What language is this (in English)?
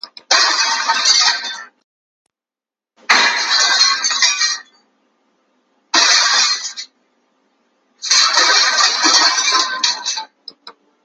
Russian